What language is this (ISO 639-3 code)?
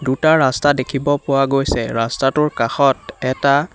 asm